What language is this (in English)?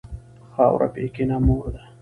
Pashto